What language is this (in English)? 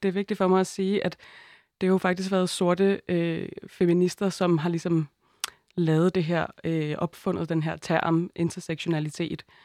Danish